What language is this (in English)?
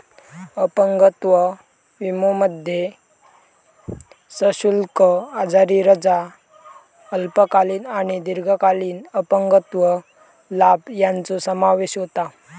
Marathi